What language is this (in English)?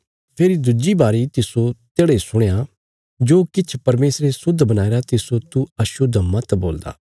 Bilaspuri